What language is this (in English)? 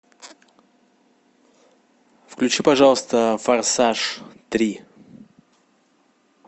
Russian